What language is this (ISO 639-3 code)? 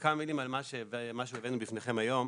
heb